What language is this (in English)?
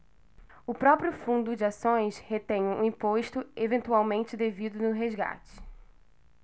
Portuguese